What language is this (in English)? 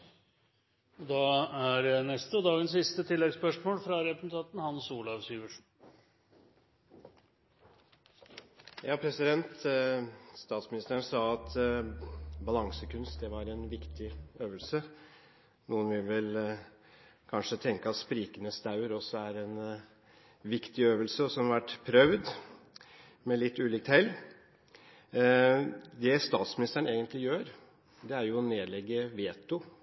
Norwegian Bokmål